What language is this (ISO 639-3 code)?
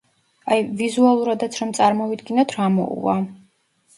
kat